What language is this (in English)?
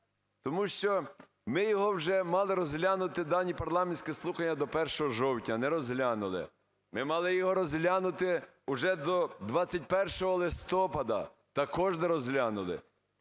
Ukrainian